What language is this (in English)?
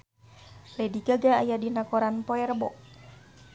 Sundanese